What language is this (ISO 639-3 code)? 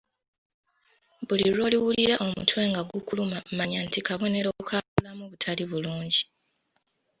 lug